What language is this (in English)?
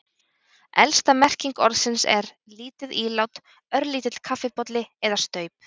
Icelandic